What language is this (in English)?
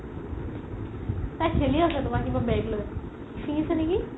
Assamese